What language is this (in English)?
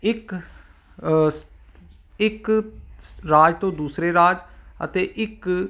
Punjabi